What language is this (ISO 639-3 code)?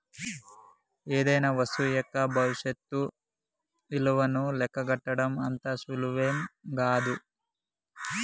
tel